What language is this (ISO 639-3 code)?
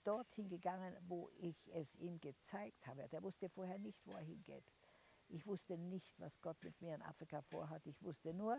deu